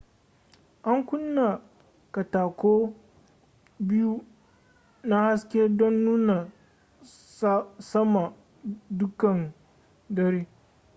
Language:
Hausa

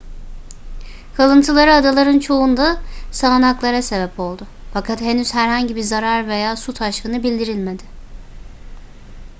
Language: Turkish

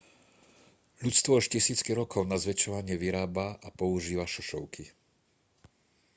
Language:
Slovak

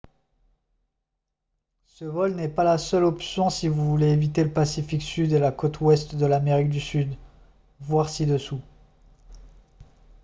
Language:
French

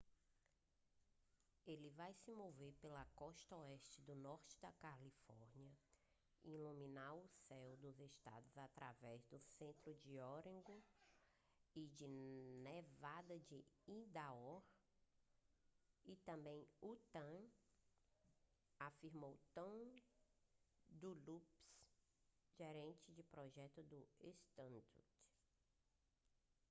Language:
Portuguese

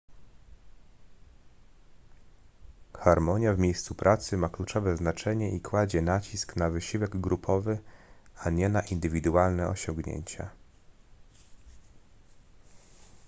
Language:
Polish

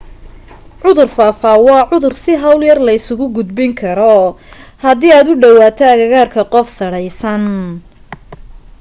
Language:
Somali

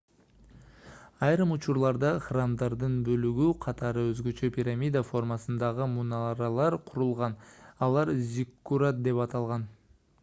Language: Kyrgyz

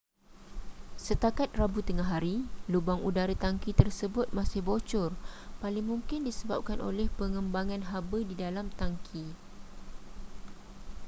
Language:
Malay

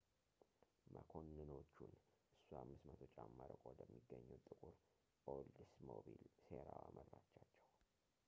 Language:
Amharic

